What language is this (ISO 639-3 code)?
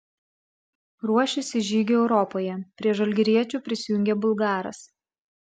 lit